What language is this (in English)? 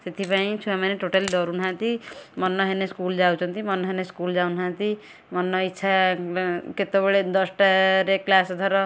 Odia